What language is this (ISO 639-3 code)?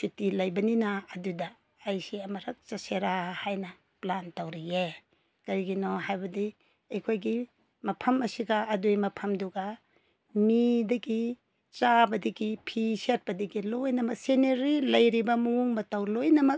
mni